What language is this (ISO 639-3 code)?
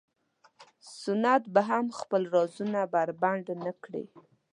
pus